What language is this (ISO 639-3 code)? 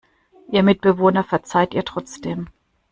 deu